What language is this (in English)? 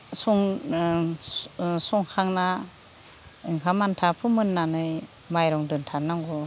Bodo